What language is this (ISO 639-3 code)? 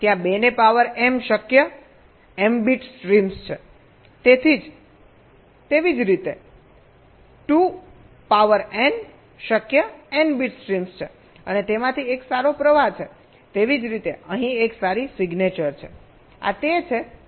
guj